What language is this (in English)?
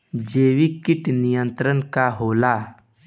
Bhojpuri